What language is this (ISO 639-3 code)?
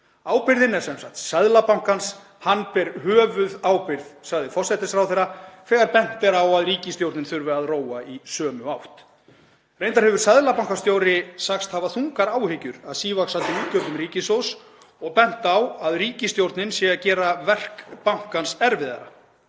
isl